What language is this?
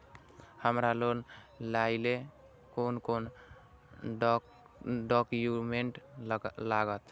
Maithili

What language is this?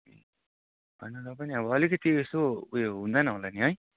Nepali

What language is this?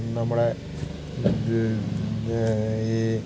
Malayalam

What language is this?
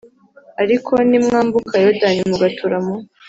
Kinyarwanda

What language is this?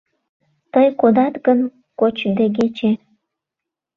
Mari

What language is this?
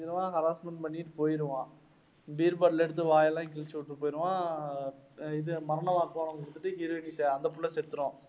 Tamil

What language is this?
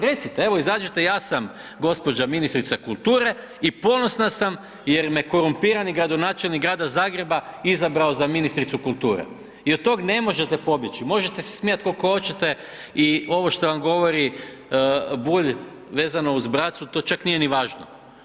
Croatian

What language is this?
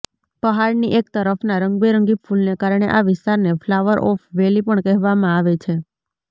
Gujarati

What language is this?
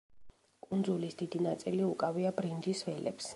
Georgian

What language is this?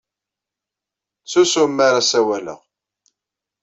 Kabyle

